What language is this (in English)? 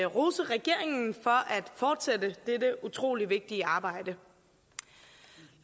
Danish